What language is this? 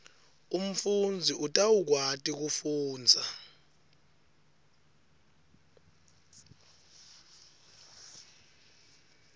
Swati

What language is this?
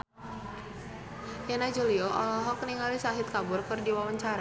Sundanese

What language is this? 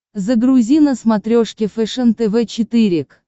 Russian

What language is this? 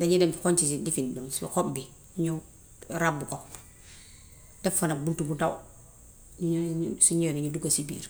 Gambian Wolof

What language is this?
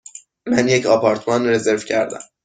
Persian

